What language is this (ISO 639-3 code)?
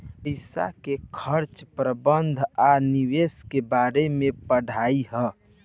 bho